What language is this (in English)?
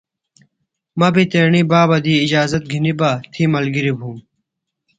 Phalura